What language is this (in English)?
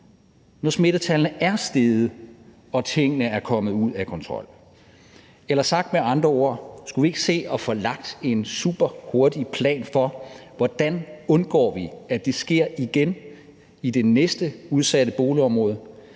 Danish